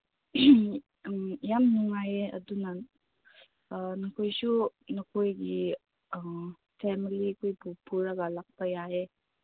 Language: Manipuri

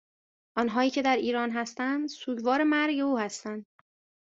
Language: Persian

